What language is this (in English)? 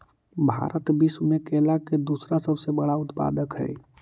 Magahi